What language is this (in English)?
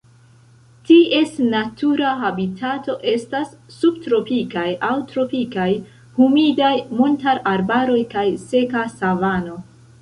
Esperanto